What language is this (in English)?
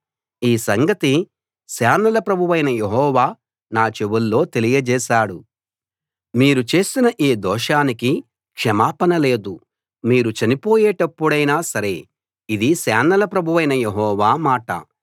Telugu